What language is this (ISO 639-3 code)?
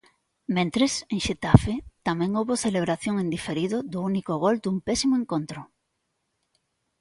glg